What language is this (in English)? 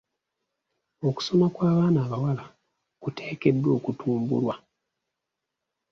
Ganda